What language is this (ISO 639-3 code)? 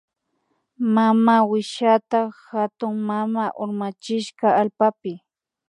qvi